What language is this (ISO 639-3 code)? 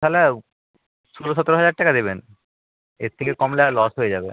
ben